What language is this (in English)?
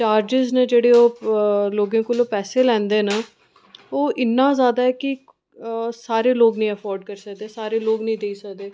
Dogri